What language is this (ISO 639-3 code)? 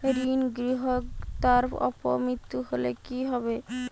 ben